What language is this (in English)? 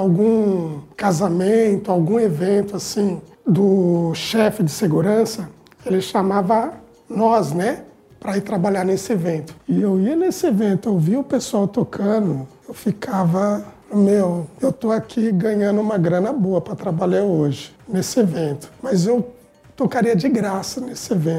Portuguese